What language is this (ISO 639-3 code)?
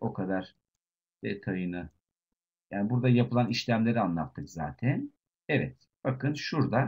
tur